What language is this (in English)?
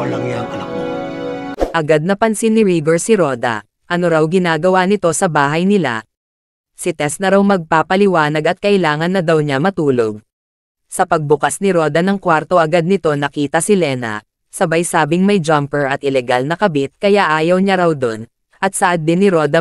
Filipino